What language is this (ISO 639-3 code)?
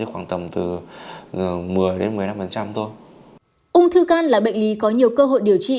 vie